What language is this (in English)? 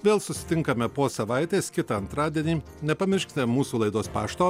Lithuanian